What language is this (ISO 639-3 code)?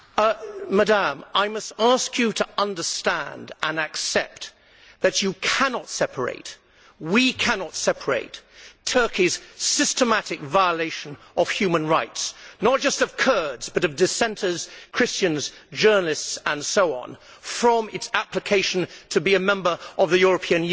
eng